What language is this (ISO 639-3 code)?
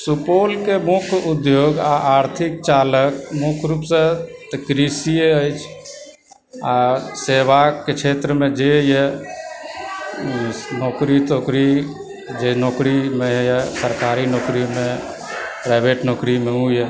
mai